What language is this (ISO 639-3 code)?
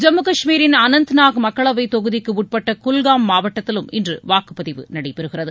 tam